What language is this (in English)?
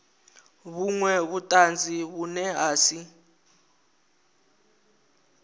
Venda